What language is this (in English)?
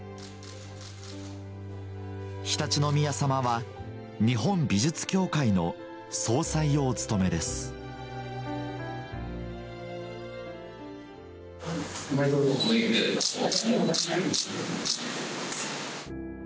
Japanese